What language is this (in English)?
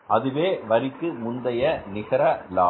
Tamil